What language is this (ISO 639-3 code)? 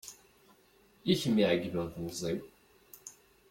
kab